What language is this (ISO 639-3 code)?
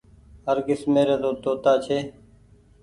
gig